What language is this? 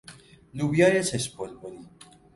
Persian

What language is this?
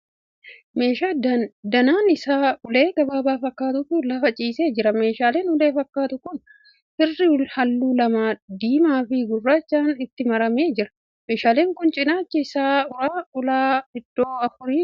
Oromo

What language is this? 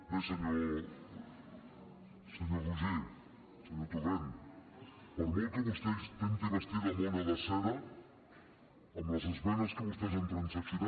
Catalan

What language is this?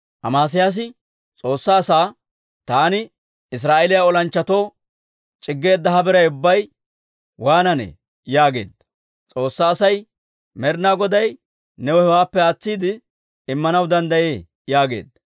Dawro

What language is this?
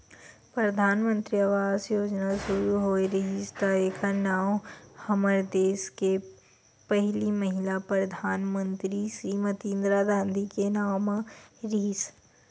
Chhattisgarhi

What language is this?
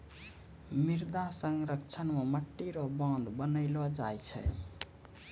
Maithili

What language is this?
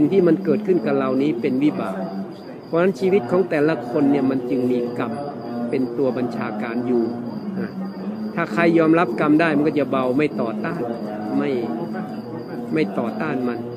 Thai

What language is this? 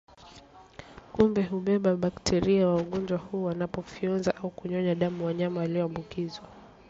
Swahili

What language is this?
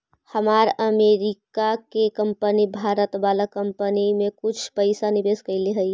Magahi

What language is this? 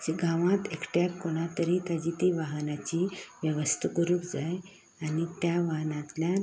Konkani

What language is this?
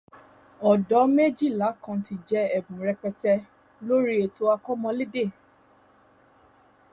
Yoruba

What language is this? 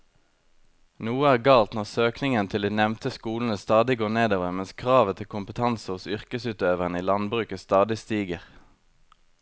Norwegian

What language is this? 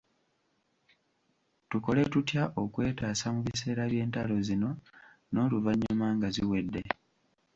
Ganda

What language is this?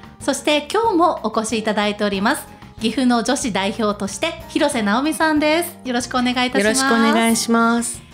Japanese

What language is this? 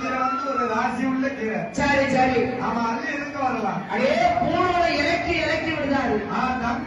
Arabic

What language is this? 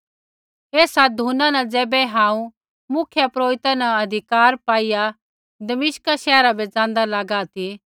Kullu Pahari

